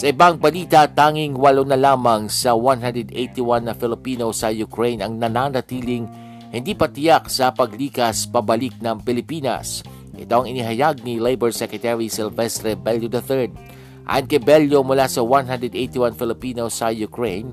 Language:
Filipino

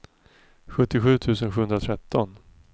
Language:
Swedish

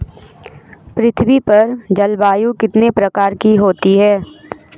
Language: Hindi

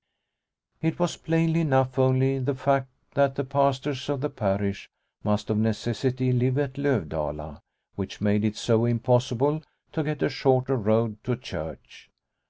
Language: English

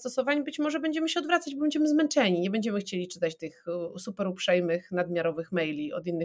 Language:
Polish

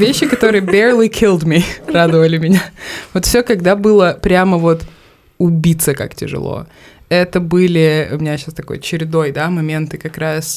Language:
Russian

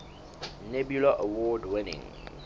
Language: Southern Sotho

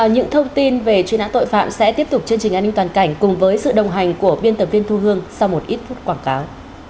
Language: Vietnamese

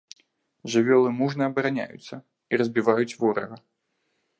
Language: Belarusian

